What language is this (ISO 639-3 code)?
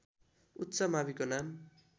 nep